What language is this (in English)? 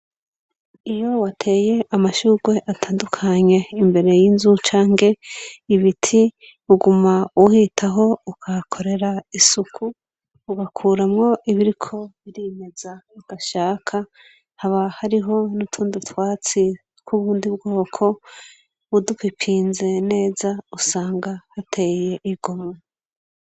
Rundi